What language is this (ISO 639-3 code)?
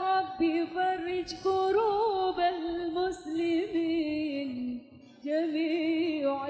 ind